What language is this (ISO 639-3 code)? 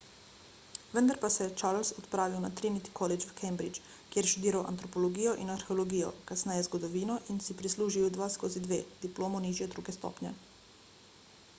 slv